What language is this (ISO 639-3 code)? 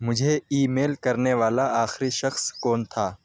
urd